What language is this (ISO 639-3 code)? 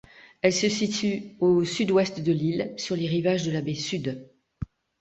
fra